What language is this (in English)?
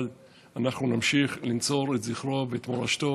Hebrew